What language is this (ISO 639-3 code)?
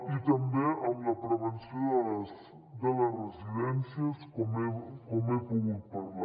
cat